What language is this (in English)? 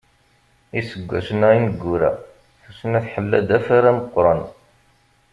Kabyle